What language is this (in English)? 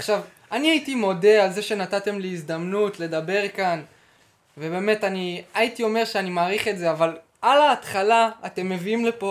Hebrew